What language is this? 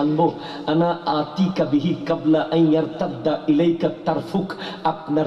Bangla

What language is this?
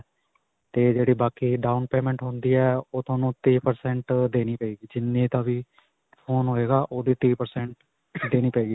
Punjabi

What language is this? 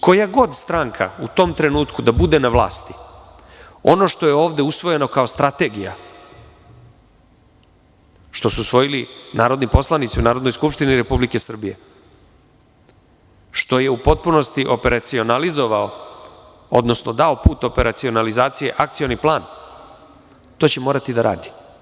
Serbian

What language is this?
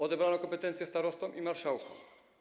Polish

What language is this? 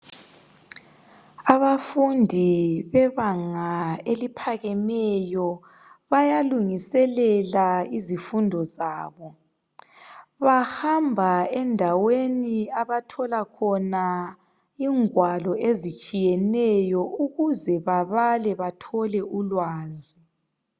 North Ndebele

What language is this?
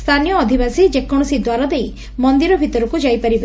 Odia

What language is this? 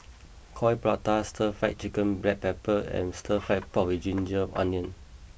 English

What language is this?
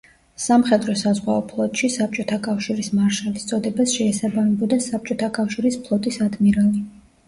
Georgian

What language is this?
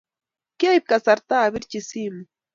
Kalenjin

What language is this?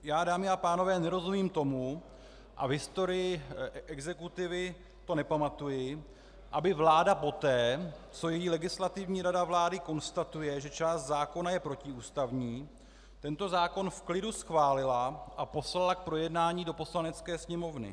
Czech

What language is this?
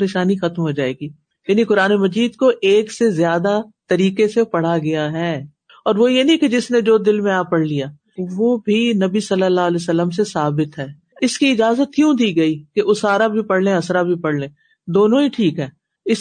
Urdu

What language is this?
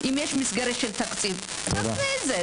Hebrew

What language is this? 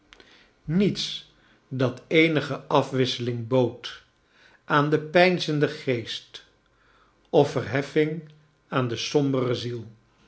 Dutch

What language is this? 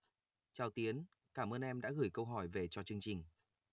Vietnamese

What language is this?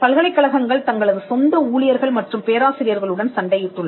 Tamil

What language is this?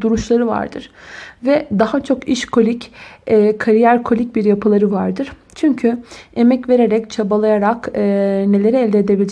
Turkish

